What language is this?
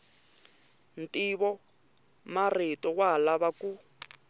Tsonga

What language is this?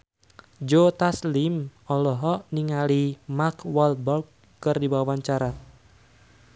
Sundanese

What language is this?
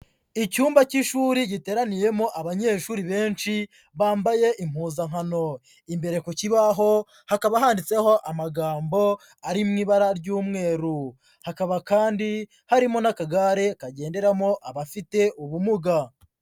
Kinyarwanda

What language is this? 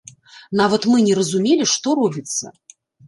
Belarusian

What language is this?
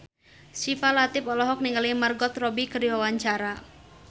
Sundanese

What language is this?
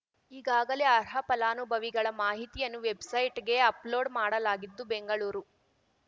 Kannada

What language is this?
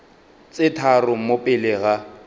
Northern Sotho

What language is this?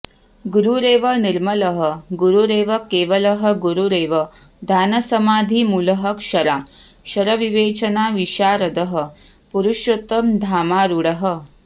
Sanskrit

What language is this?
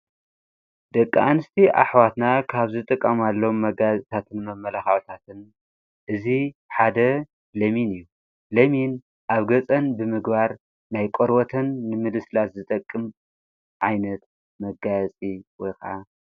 Tigrinya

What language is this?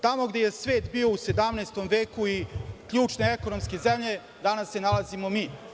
Serbian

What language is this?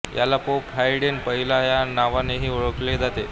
Marathi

